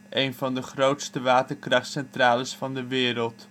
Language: Dutch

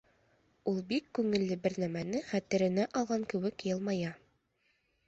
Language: Bashkir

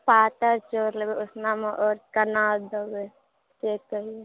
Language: Maithili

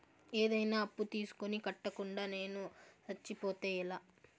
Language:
Telugu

